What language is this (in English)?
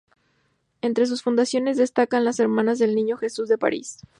Spanish